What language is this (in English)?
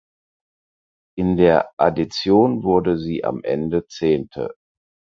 German